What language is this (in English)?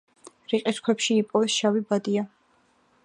Georgian